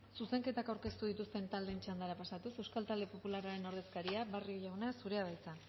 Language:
Basque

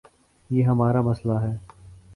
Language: Urdu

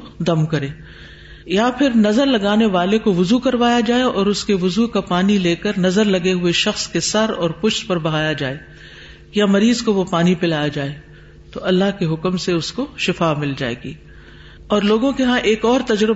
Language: Urdu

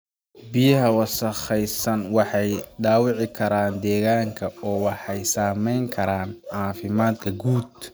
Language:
Somali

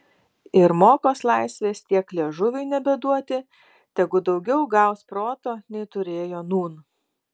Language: Lithuanian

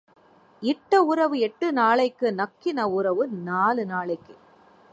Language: Tamil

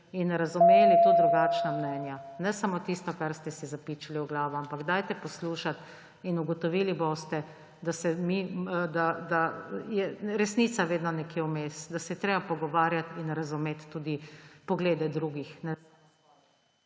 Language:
Slovenian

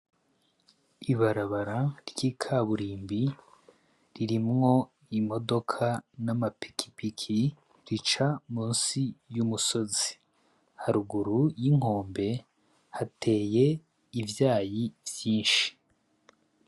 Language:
Rundi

